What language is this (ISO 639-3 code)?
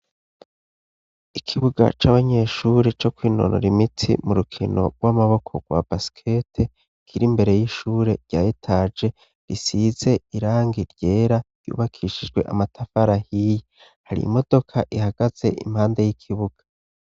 run